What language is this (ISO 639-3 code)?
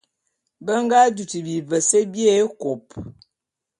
bum